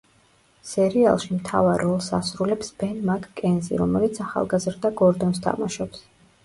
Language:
Georgian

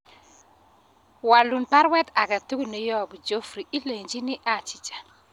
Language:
Kalenjin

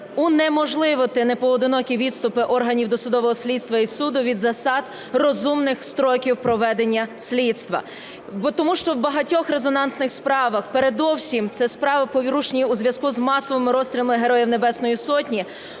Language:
Ukrainian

